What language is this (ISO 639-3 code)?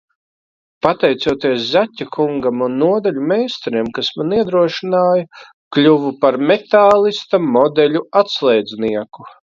lav